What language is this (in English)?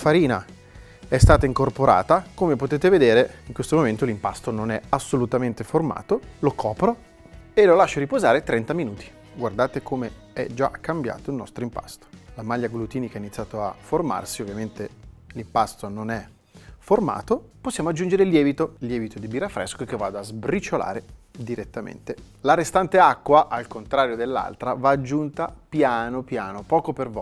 Italian